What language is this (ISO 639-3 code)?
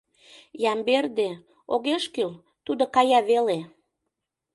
chm